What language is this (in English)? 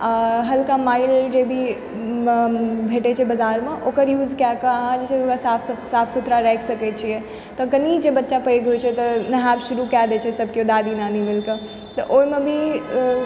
Maithili